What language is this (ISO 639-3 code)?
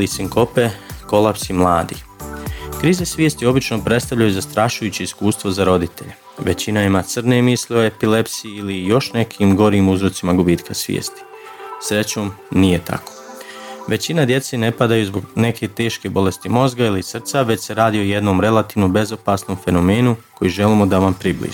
hrv